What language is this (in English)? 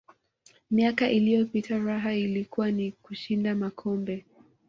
Swahili